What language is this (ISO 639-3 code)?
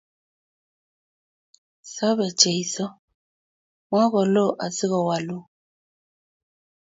kln